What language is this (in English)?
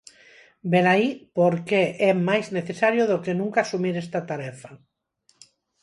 Galician